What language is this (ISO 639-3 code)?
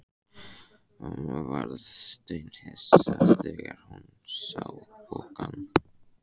isl